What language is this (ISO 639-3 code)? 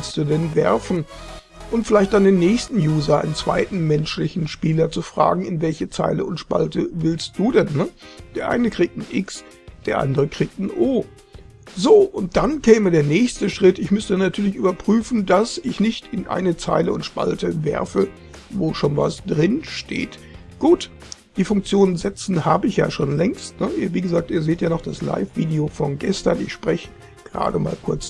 deu